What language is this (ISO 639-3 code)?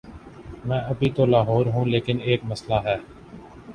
urd